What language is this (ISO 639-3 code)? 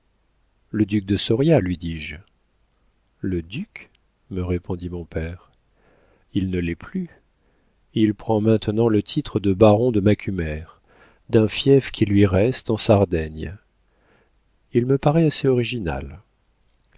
fra